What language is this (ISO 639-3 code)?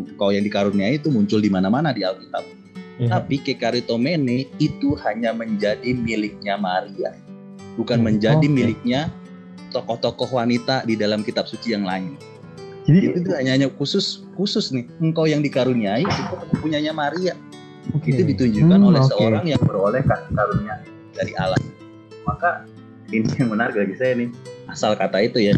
ind